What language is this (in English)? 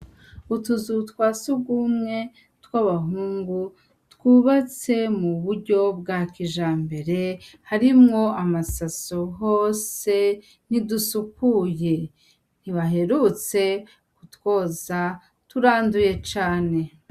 Rundi